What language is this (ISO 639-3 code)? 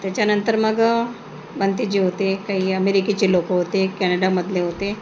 mar